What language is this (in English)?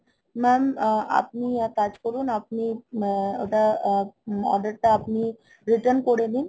Bangla